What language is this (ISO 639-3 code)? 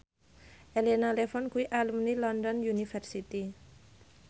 jav